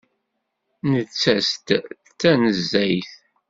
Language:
Kabyle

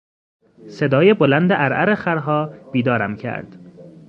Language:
Persian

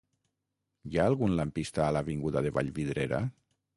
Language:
Catalan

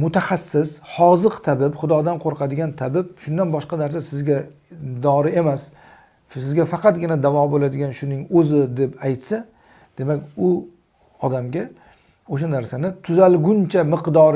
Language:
Turkish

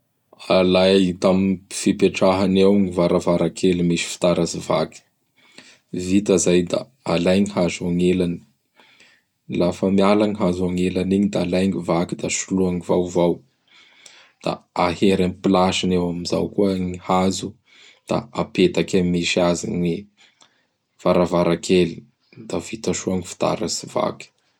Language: Bara Malagasy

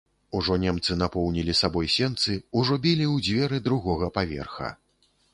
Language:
Belarusian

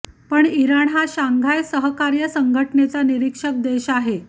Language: Marathi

